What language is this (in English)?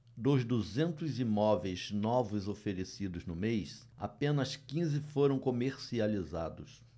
Portuguese